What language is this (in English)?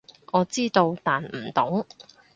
Cantonese